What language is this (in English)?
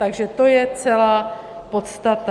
Czech